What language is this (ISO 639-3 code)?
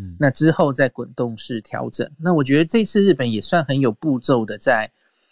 zho